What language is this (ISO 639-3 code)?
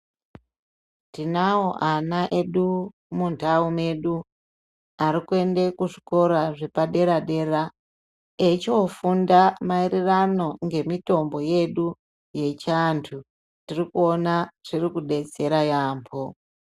ndc